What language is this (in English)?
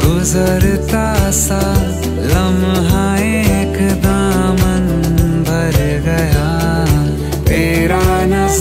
Hindi